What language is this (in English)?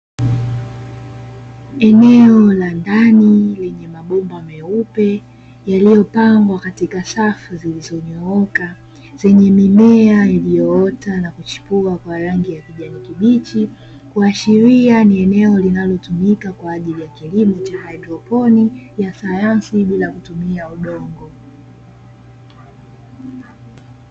Swahili